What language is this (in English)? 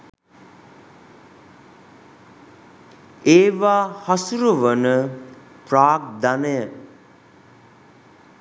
Sinhala